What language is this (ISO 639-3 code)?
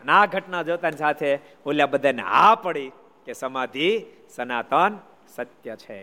guj